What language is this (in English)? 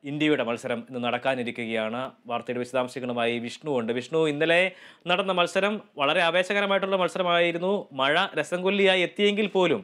Thai